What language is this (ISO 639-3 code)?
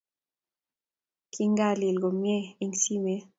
kln